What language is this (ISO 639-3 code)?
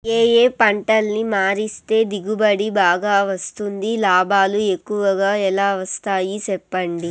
tel